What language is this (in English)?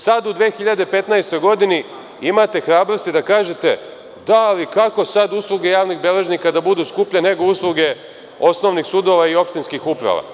Serbian